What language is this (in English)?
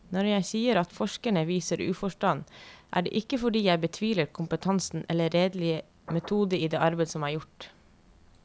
Norwegian